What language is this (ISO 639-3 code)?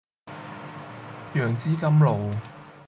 yue